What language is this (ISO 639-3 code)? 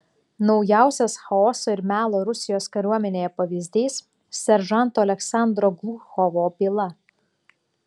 lit